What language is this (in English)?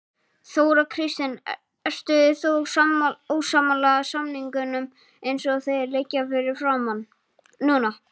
Icelandic